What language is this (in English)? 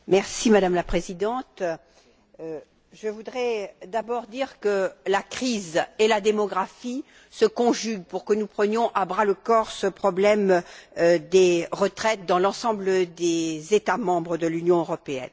French